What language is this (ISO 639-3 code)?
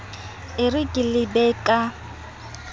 sot